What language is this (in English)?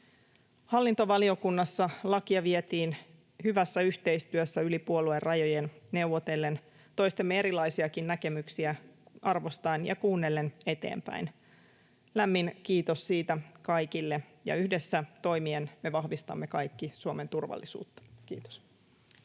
Finnish